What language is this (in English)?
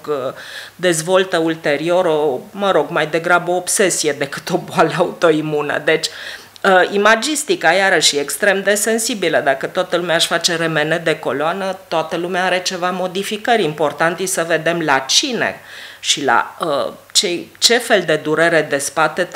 Romanian